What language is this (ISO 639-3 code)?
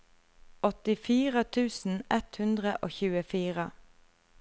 nor